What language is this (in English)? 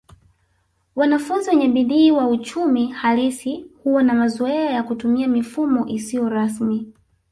Swahili